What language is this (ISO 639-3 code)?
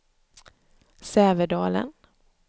swe